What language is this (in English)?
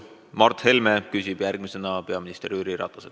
Estonian